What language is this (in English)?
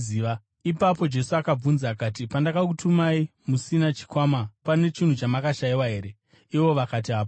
Shona